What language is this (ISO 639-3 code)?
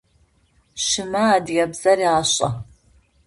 ady